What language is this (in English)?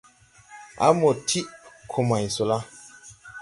Tupuri